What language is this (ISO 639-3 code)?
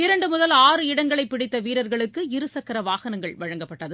tam